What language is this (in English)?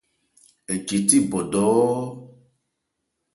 Ebrié